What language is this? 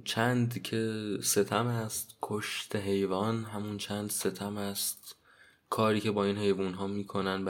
Persian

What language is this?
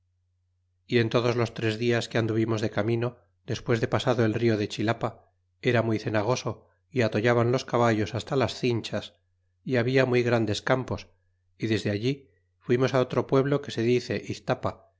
Spanish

